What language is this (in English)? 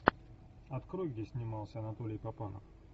Russian